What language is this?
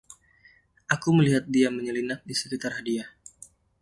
Indonesian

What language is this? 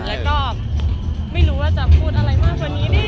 Thai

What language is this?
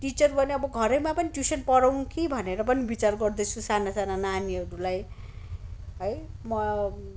Nepali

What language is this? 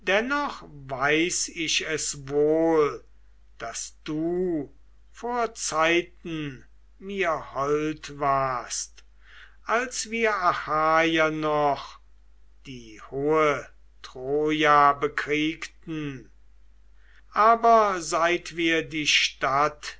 German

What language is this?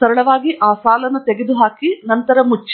Kannada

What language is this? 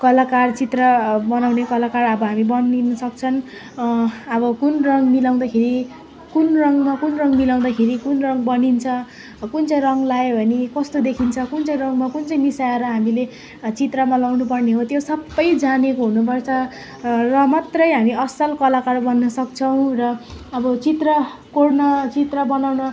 Nepali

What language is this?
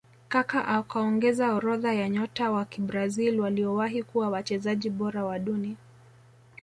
Swahili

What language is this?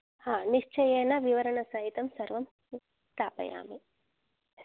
Sanskrit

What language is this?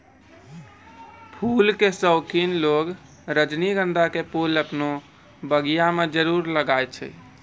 Maithili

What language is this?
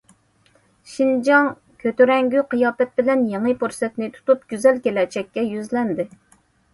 Uyghur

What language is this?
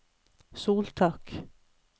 Norwegian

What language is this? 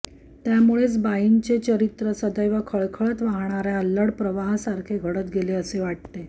Marathi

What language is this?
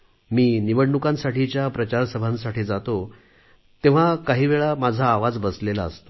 Marathi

